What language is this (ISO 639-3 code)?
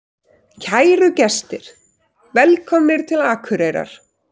isl